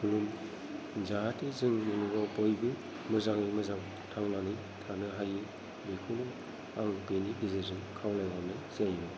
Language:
Bodo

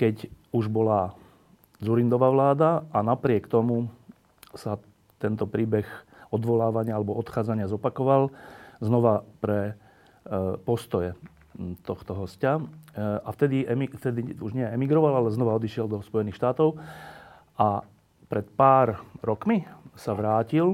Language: Slovak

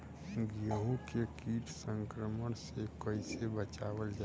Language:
Bhojpuri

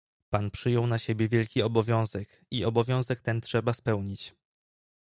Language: Polish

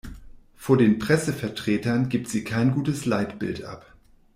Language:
German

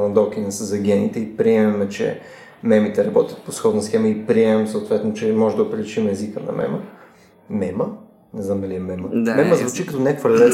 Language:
Bulgarian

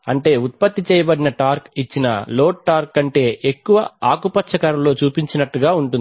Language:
Telugu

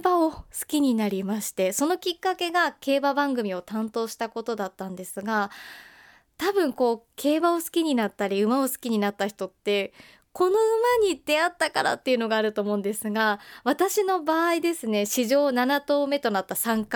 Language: Japanese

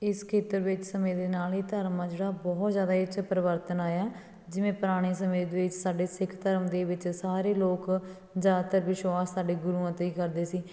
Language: Punjabi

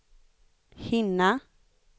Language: Swedish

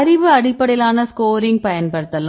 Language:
Tamil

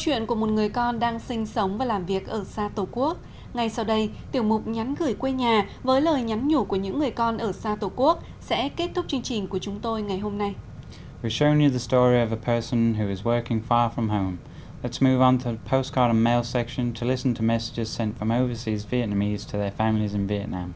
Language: Vietnamese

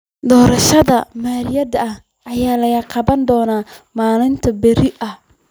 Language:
Somali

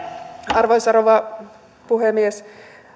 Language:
Finnish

